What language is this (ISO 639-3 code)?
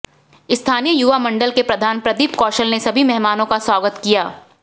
hin